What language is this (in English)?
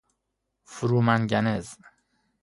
Persian